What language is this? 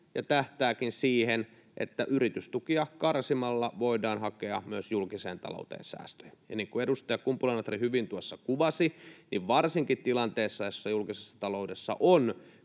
Finnish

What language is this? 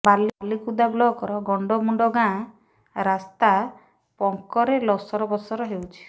Odia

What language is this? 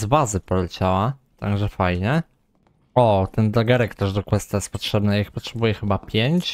Polish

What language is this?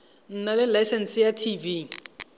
Tswana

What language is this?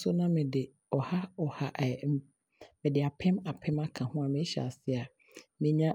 Abron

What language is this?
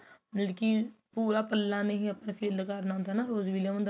Punjabi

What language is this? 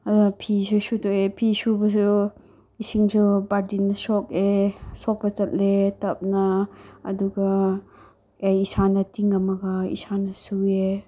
Manipuri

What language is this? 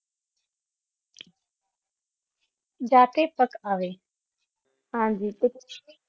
Punjabi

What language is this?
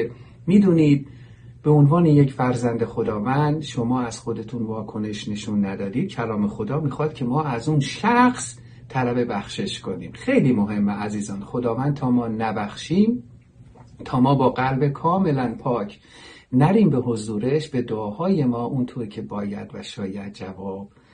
Persian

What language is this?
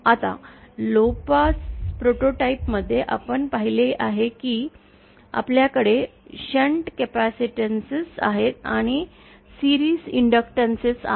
Marathi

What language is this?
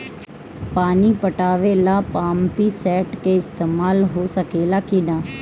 Bhojpuri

